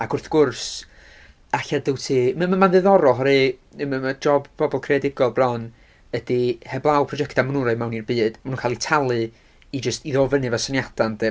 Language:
Welsh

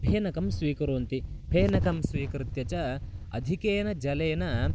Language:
Sanskrit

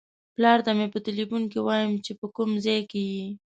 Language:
Pashto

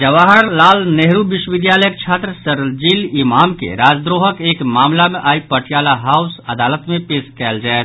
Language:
Maithili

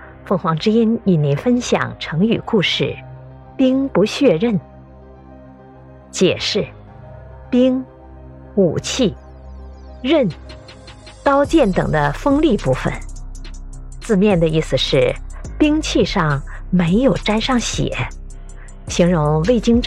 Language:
Chinese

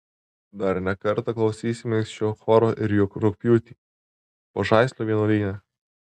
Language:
Lithuanian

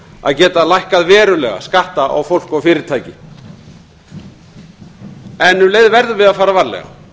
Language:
Icelandic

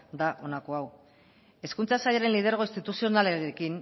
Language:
Basque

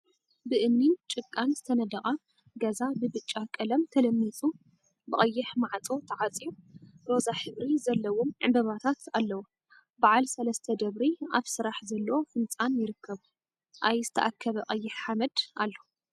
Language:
Tigrinya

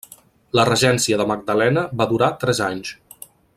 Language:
Catalan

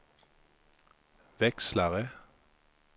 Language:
Swedish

